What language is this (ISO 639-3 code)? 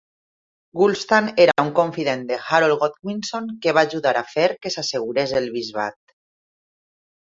cat